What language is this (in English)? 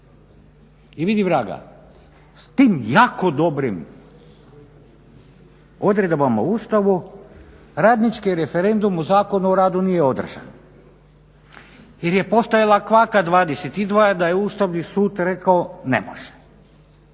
Croatian